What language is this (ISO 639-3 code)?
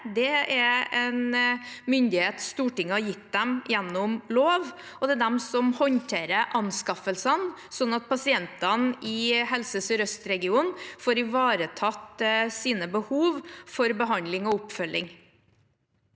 nor